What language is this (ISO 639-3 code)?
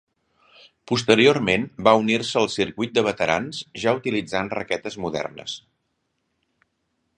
cat